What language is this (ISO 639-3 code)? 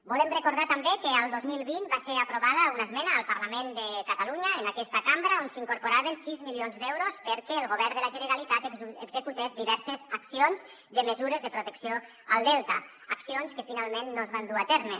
cat